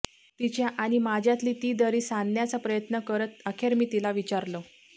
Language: Marathi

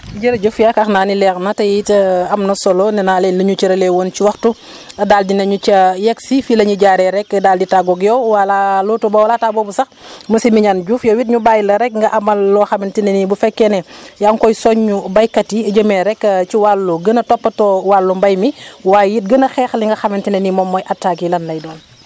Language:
Wolof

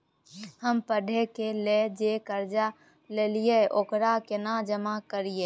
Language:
Maithili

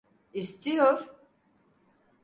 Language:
Turkish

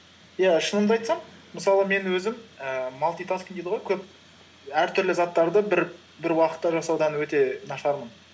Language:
Kazakh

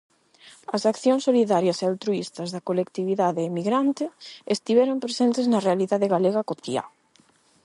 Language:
Galician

